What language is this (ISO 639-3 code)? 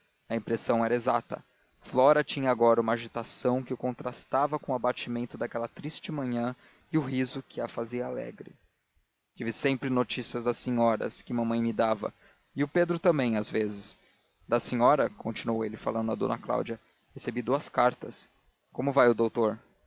por